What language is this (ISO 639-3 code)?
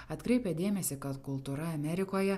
lit